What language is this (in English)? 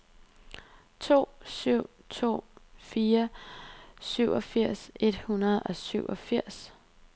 Danish